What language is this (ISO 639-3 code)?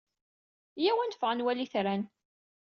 kab